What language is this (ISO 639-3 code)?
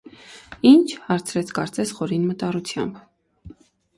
hye